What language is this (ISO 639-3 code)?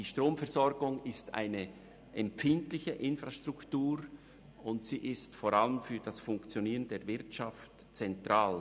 gsw